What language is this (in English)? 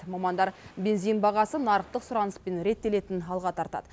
Kazakh